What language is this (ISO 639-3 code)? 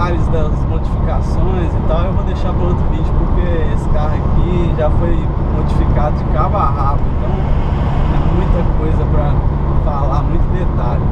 por